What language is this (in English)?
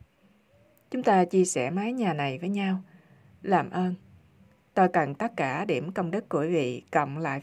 Vietnamese